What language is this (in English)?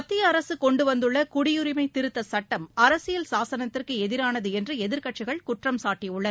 Tamil